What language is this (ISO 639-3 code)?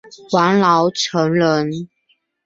zho